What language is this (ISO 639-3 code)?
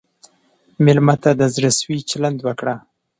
pus